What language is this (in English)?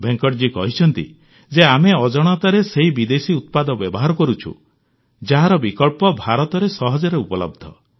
Odia